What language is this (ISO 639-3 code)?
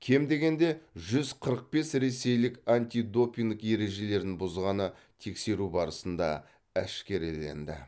kaz